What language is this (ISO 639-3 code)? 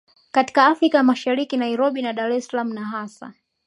swa